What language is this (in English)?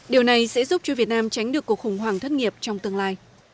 Vietnamese